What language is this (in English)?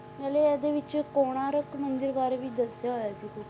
Punjabi